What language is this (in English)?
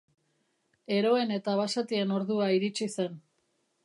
Basque